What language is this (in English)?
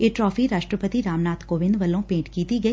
Punjabi